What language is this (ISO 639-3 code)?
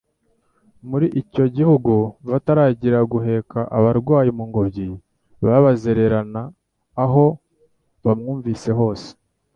kin